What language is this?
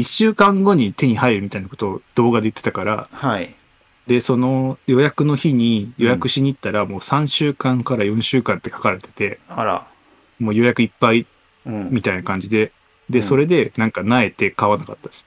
Japanese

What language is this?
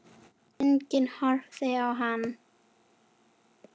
Icelandic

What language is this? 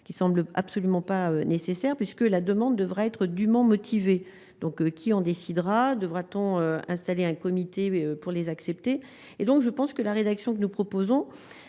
French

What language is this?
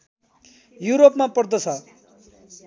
Nepali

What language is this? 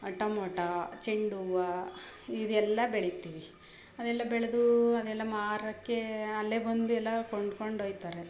Kannada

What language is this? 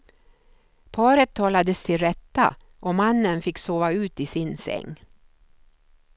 Swedish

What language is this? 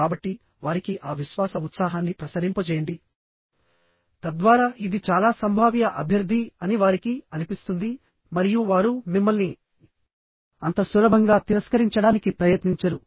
Telugu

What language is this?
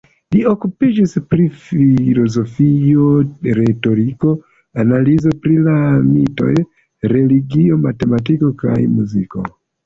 Esperanto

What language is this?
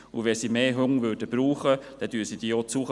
Swiss German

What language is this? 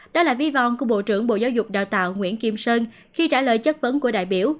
Vietnamese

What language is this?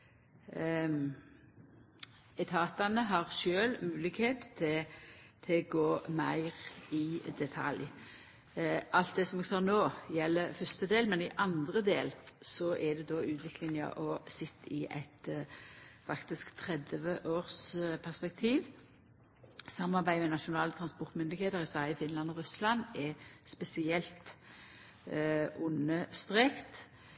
Norwegian Nynorsk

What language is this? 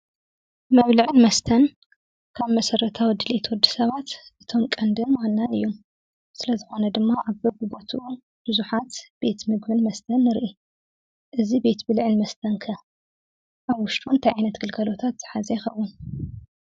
Tigrinya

